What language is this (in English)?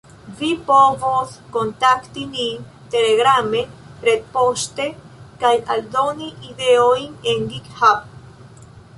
Esperanto